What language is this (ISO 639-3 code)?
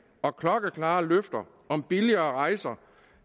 dan